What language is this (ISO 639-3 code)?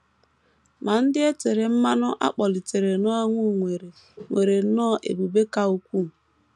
ibo